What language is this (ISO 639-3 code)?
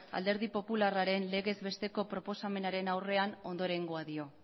eus